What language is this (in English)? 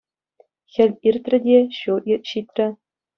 Chuvash